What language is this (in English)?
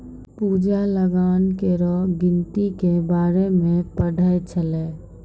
Maithili